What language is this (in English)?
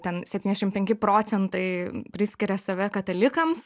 Lithuanian